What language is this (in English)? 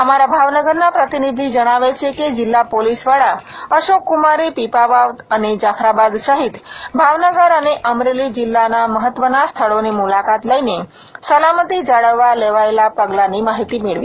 Gujarati